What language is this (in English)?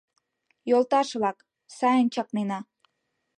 Mari